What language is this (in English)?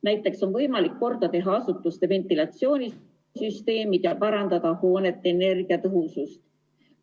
Estonian